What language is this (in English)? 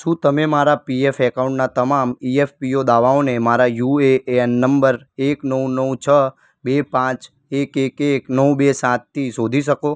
Gujarati